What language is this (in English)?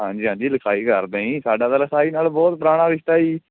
Punjabi